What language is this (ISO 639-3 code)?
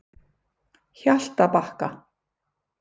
isl